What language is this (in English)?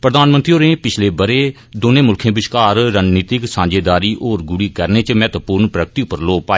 Dogri